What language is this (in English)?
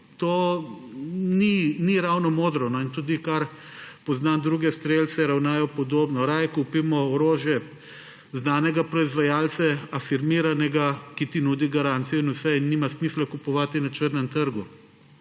Slovenian